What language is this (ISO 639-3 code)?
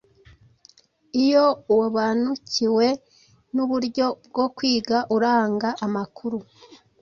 kin